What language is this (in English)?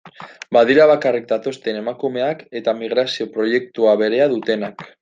Basque